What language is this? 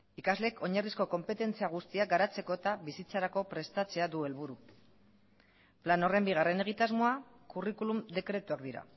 Basque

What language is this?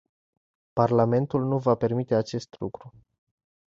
Romanian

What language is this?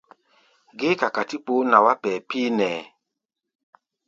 Gbaya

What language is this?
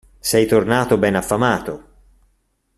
Italian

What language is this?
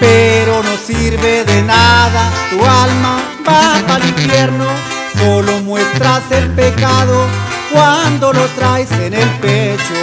Spanish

